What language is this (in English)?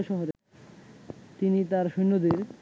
Bangla